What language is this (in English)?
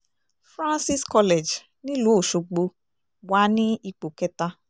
Yoruba